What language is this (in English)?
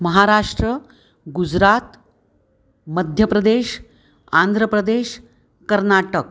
Sanskrit